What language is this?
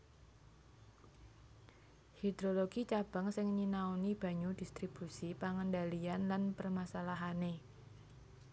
Javanese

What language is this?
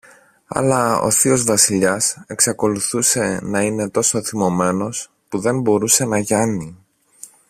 Greek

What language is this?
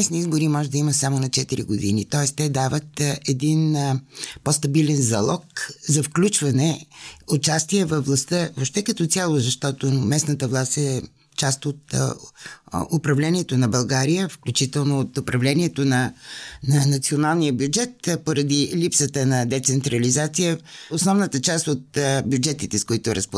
Bulgarian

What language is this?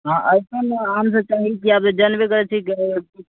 Maithili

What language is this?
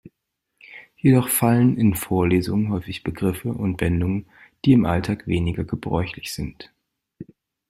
German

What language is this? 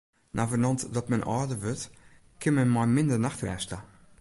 Western Frisian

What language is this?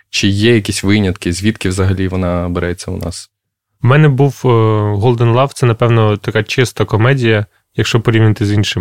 Ukrainian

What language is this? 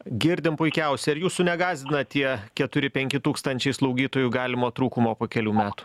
Lithuanian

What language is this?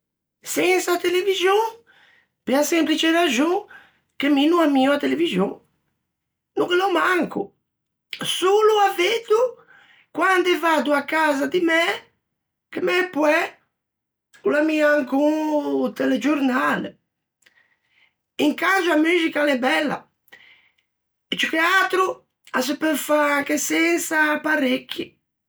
Ligurian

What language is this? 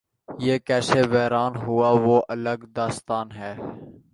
Urdu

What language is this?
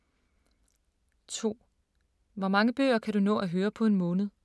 Danish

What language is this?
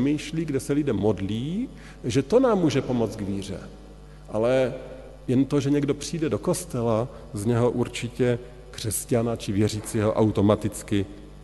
Czech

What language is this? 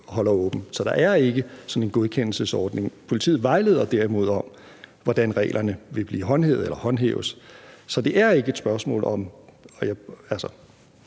Danish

